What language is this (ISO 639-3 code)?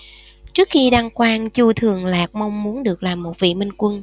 vie